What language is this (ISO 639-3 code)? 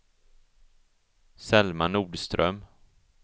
swe